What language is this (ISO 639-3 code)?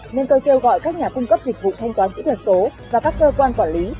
vie